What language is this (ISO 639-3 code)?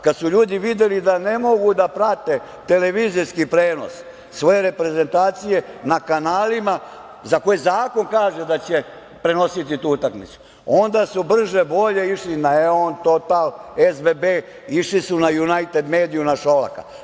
srp